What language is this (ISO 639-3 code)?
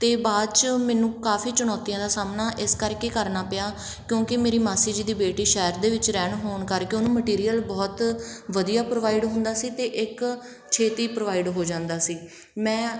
pan